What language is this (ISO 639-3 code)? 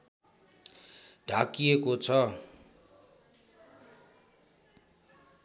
nep